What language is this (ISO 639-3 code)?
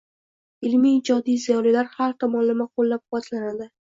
uzb